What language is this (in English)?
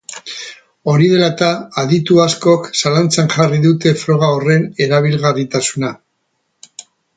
Basque